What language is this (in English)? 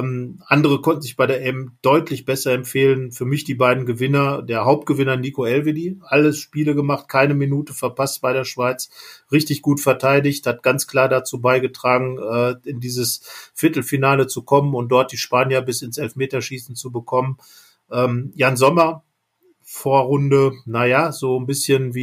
German